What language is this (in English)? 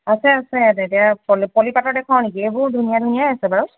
Assamese